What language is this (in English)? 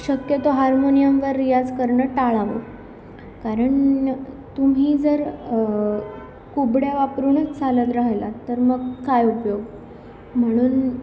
Marathi